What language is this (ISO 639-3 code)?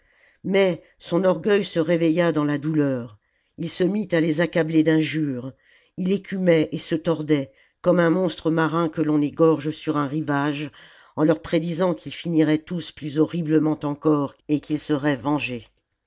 fra